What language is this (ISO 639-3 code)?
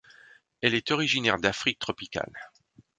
fra